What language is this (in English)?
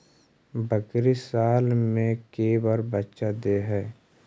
Magahi